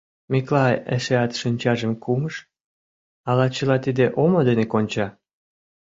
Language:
Mari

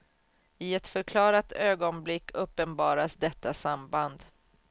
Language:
Swedish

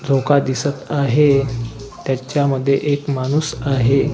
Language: Marathi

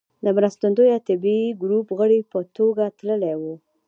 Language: Pashto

